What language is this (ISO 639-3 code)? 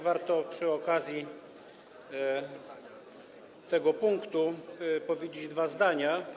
pol